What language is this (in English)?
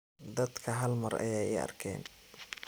Somali